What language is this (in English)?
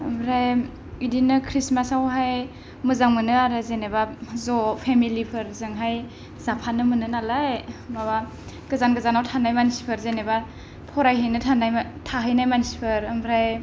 Bodo